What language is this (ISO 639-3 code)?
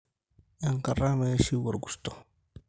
mas